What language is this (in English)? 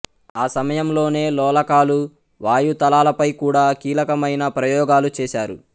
Telugu